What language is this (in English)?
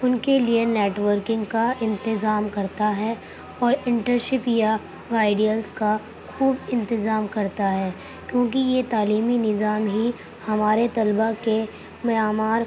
Urdu